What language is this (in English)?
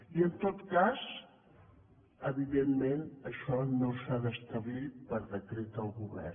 Catalan